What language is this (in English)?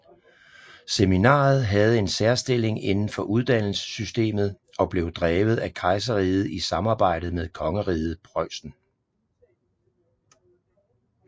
Danish